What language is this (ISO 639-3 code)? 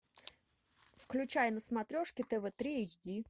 rus